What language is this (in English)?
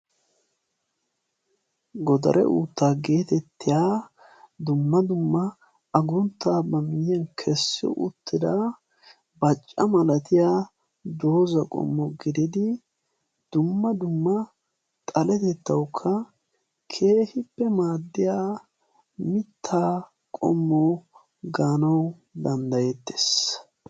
Wolaytta